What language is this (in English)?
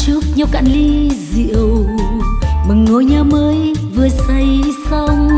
Vietnamese